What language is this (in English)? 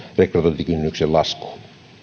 Finnish